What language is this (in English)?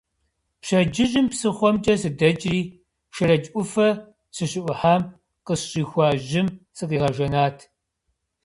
Kabardian